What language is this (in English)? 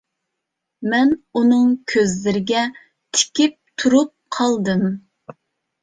Uyghur